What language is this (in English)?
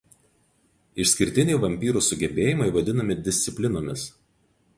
Lithuanian